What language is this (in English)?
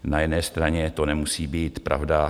Czech